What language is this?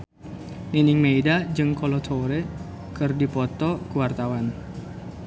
Sundanese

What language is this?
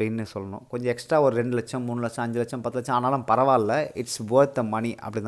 Tamil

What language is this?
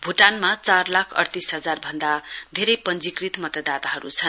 Nepali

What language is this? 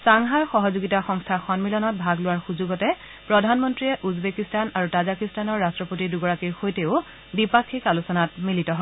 Assamese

